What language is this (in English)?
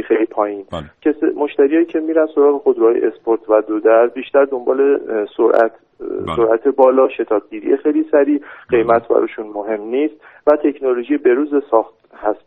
Persian